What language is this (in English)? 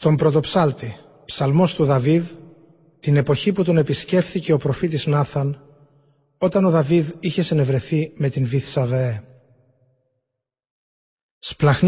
Greek